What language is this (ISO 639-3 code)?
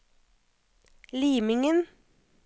nor